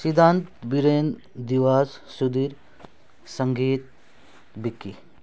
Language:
Nepali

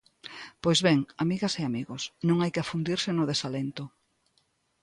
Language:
Galician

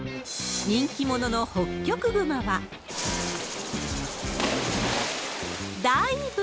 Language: Japanese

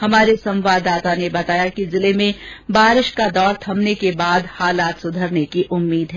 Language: Hindi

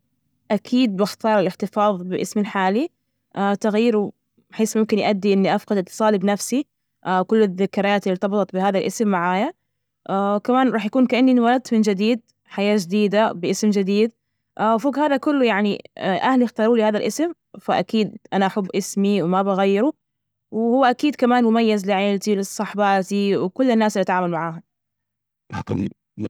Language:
Najdi Arabic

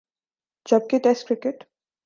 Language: Urdu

